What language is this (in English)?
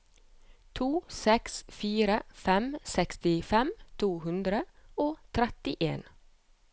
Norwegian